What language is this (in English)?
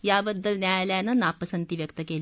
Marathi